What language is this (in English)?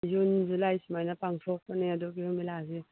Manipuri